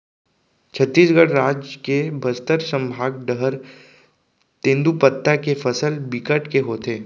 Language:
Chhattisgarhi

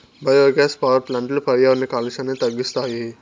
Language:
Telugu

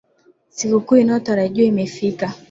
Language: Swahili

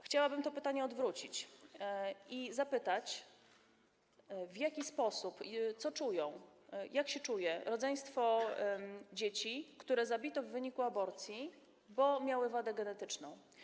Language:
Polish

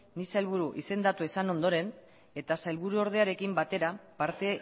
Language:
Basque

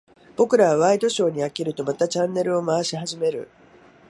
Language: Japanese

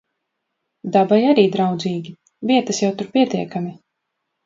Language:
Latvian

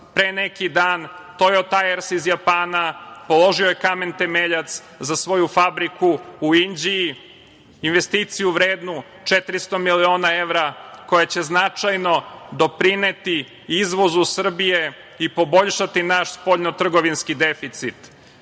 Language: Serbian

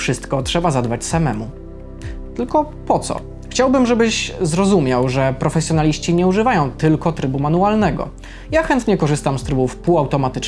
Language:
Polish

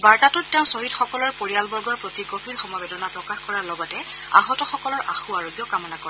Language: Assamese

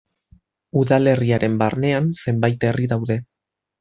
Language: Basque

